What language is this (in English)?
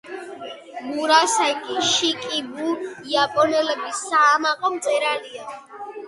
Georgian